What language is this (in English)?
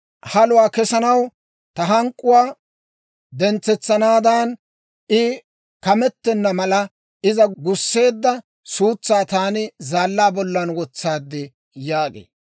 Dawro